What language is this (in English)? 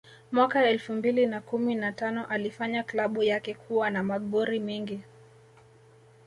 Swahili